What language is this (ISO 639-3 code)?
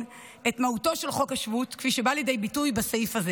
heb